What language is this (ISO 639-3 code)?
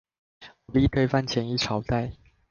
zho